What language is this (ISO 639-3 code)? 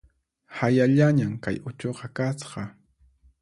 qxp